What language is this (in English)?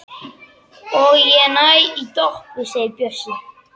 Icelandic